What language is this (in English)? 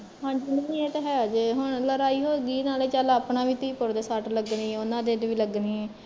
Punjabi